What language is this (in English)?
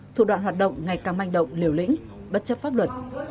Vietnamese